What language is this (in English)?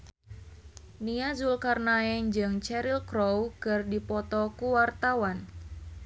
Sundanese